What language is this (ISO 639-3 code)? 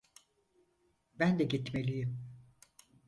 tur